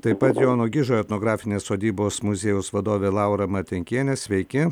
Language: Lithuanian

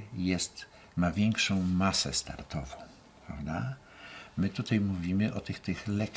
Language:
Polish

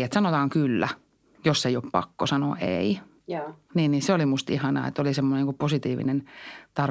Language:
Finnish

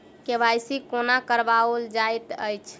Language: Maithili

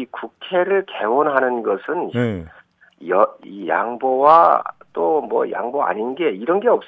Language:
Korean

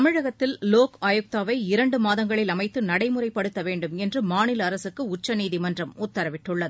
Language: Tamil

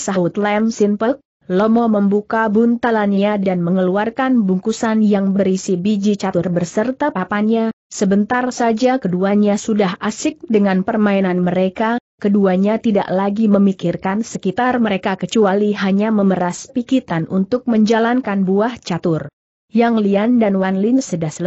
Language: Indonesian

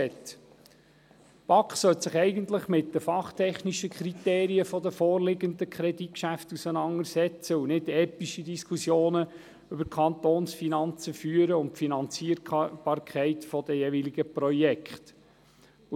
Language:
Swiss German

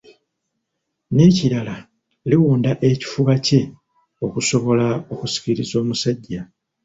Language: Ganda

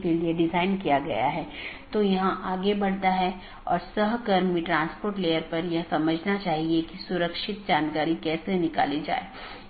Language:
Hindi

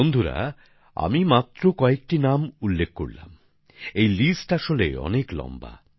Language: Bangla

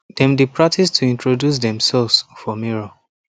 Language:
Nigerian Pidgin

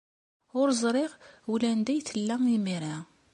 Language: Kabyle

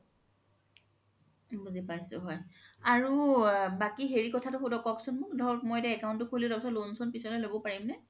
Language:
Assamese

